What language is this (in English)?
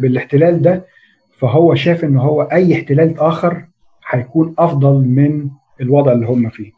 Arabic